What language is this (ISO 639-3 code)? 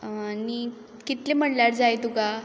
kok